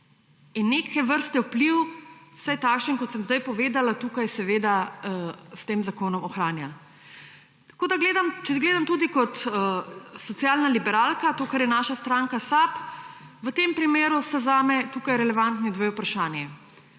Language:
Slovenian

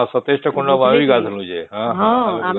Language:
Odia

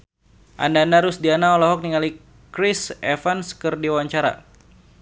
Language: Sundanese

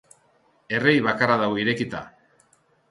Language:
Basque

